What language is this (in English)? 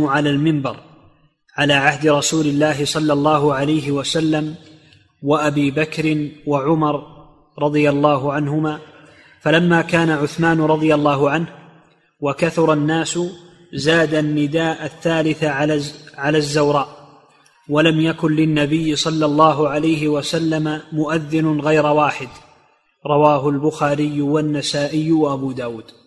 Arabic